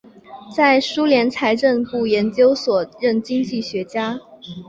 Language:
Chinese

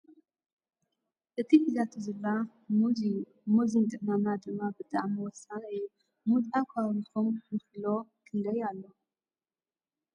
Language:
Tigrinya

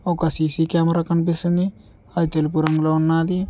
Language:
Telugu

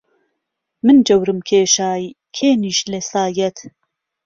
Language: Central Kurdish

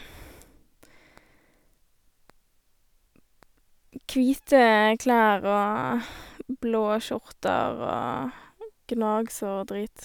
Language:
Norwegian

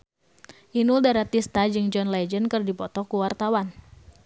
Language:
Sundanese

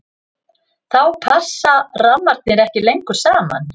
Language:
Icelandic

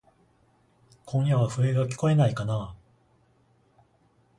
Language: Japanese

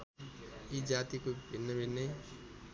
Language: Nepali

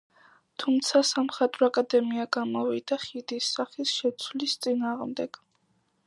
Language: Georgian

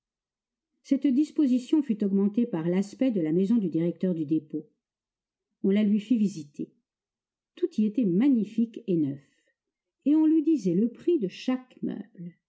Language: French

